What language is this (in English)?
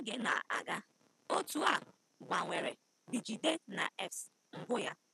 Igbo